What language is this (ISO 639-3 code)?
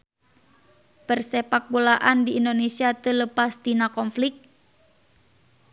sun